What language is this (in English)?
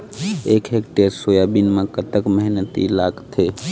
Chhattisgarhi